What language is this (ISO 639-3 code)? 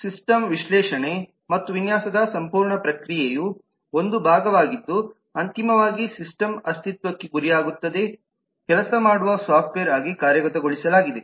kan